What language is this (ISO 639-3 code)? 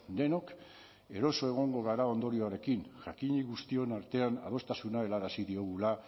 eus